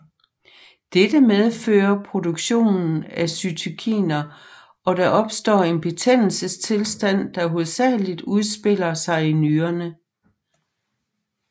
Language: Danish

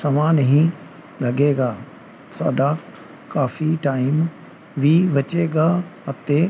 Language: Punjabi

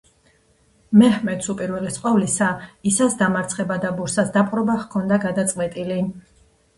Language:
Georgian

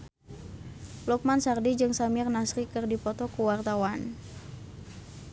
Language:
Sundanese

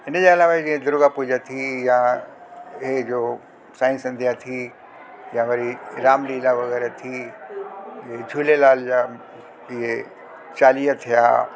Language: Sindhi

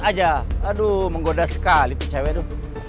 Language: Indonesian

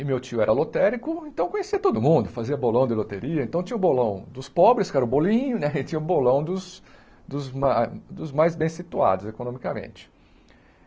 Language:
Portuguese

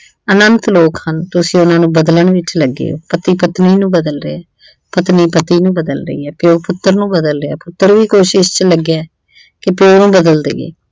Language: Punjabi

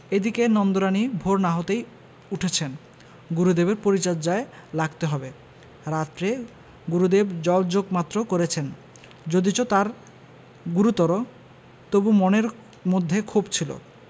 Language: Bangla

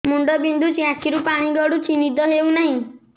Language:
Odia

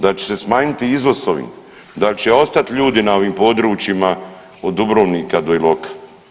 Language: Croatian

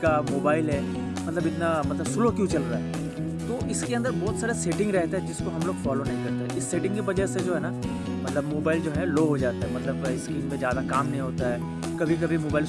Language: Hindi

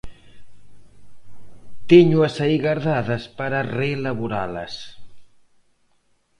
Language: Galician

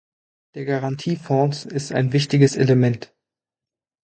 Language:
German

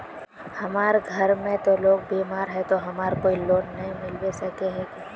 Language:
Magahi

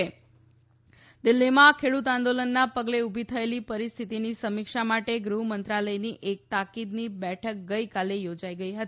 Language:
Gujarati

